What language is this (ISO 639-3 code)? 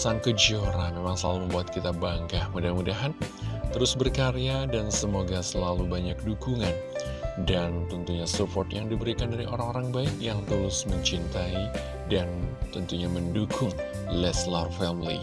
ind